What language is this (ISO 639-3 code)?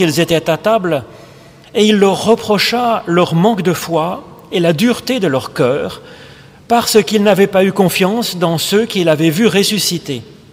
fra